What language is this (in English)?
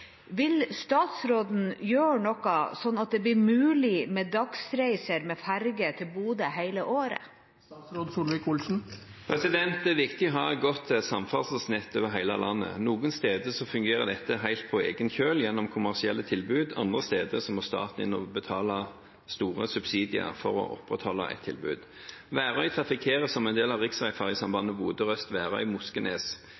Norwegian